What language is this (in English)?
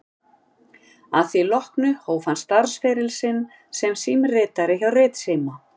Icelandic